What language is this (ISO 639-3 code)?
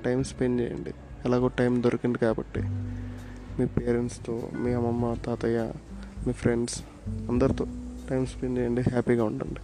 tel